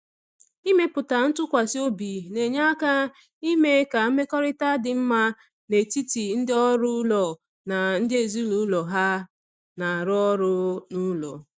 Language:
Igbo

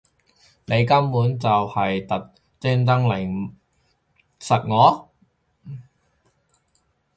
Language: Cantonese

